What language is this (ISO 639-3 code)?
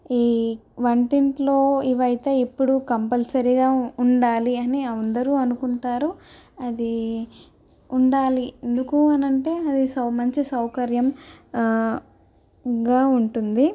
tel